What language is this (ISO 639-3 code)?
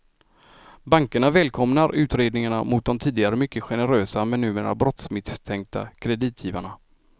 swe